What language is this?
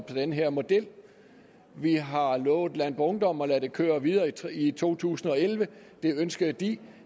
Danish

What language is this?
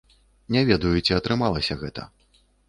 Belarusian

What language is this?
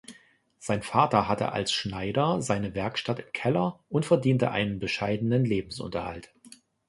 German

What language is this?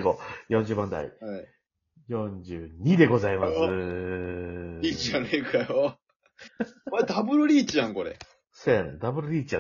Japanese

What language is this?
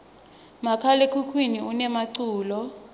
Swati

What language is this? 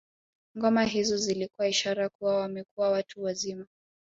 Swahili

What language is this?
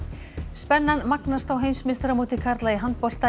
Icelandic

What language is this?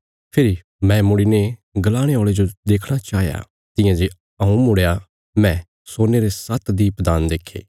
Bilaspuri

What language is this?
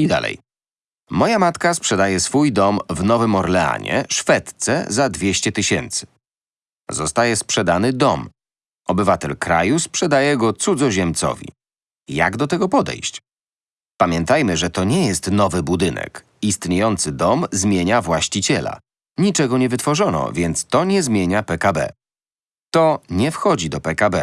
Polish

